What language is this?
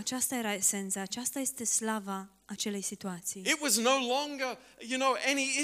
Romanian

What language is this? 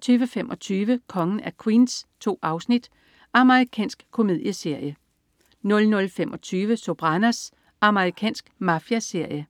Danish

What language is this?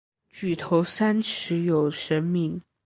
Chinese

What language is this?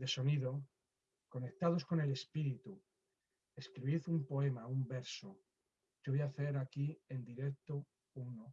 Spanish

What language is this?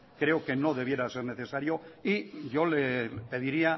Spanish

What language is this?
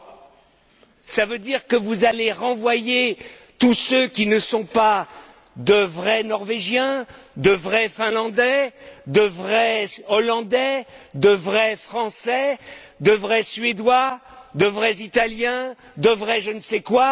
French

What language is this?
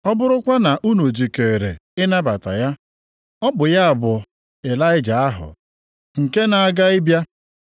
Igbo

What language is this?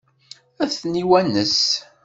Kabyle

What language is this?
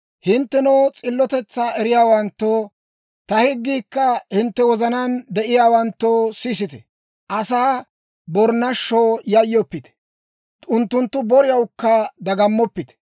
Dawro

